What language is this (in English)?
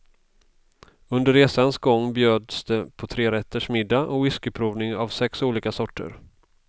Swedish